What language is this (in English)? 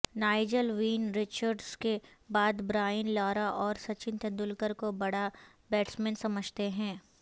Urdu